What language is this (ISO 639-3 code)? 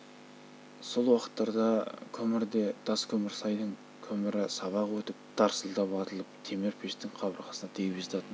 kaz